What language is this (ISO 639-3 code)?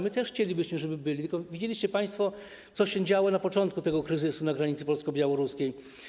pol